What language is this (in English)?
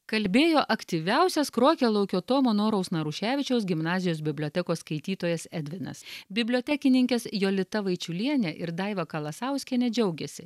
Lithuanian